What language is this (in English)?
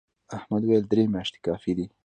Pashto